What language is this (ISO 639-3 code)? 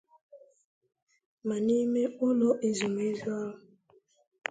ibo